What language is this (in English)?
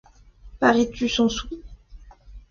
French